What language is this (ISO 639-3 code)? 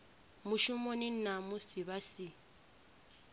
ven